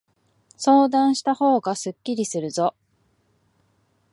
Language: Japanese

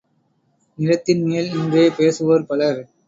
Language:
Tamil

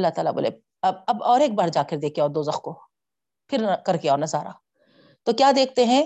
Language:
Urdu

